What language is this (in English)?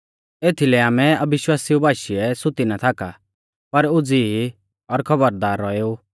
Mahasu Pahari